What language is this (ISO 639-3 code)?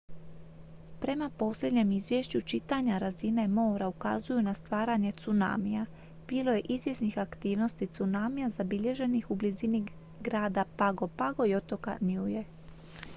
hrv